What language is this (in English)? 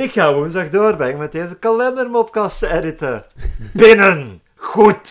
Dutch